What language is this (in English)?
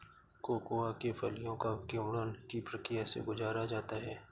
Hindi